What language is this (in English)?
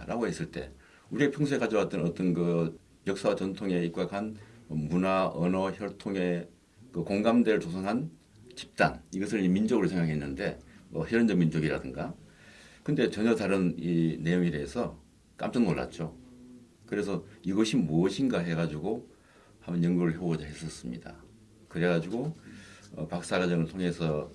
Korean